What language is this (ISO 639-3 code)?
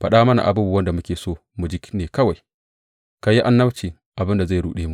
hau